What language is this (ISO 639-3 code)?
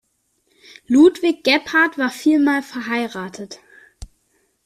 deu